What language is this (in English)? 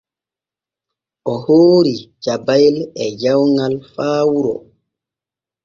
Borgu Fulfulde